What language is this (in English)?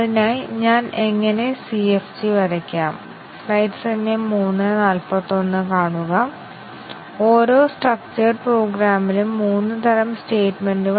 Malayalam